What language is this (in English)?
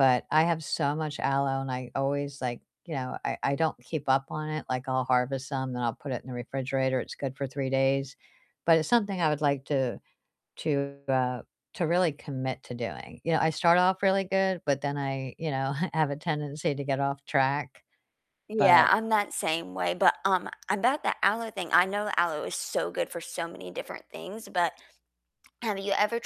English